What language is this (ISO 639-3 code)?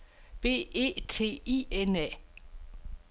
dan